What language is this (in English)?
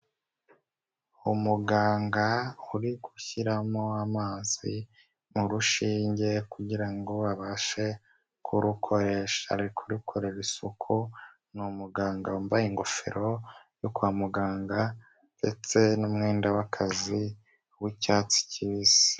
Kinyarwanda